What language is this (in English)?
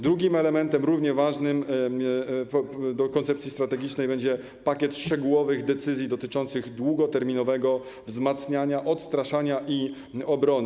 Polish